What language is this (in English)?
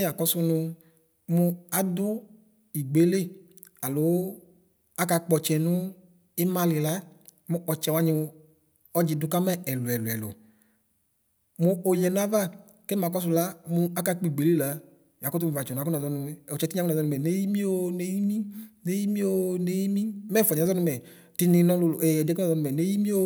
Ikposo